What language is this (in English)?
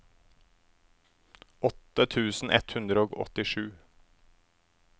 Norwegian